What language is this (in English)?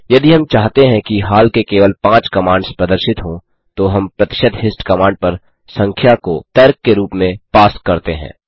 Hindi